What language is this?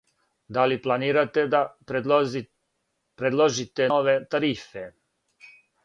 Serbian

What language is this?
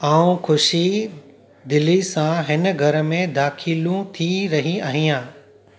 Sindhi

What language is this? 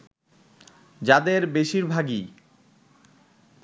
Bangla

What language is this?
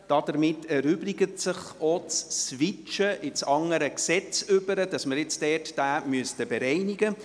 Swiss German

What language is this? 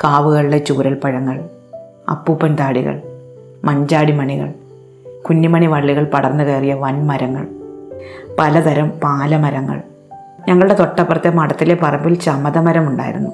Malayalam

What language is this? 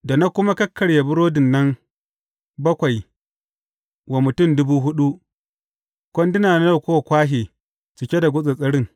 Hausa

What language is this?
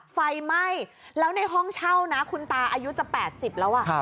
Thai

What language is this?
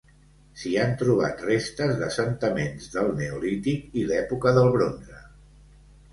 Catalan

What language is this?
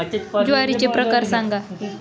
Marathi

